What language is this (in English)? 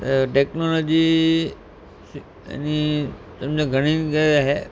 Sindhi